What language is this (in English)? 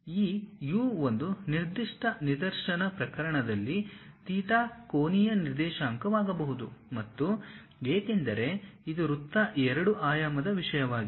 Kannada